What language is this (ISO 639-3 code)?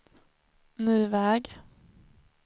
swe